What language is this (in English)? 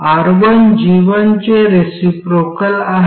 Marathi